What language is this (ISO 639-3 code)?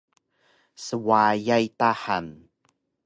trv